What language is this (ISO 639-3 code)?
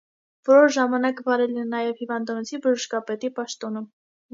hye